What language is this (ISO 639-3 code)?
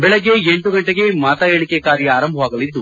kan